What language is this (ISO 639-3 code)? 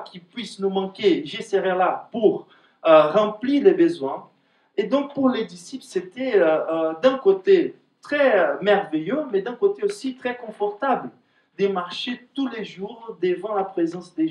fra